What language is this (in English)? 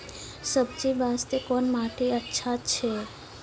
Maithili